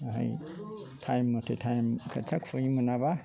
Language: Bodo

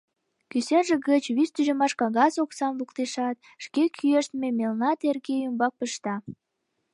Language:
Mari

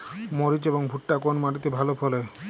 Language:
Bangla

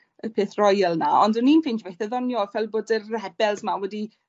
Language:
Welsh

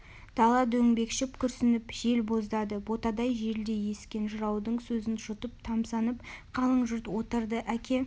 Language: Kazakh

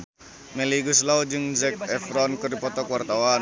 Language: Sundanese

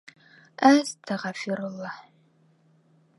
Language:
Bashkir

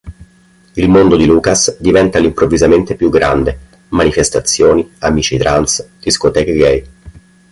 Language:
Italian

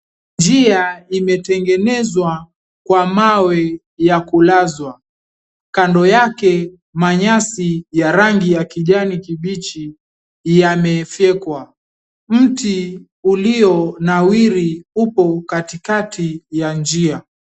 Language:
Swahili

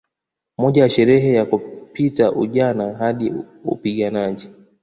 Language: Swahili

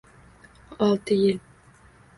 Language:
Uzbek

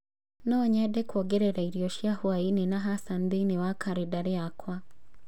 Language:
Kikuyu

